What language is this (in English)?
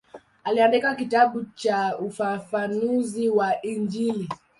Swahili